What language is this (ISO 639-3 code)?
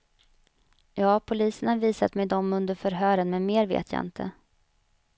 swe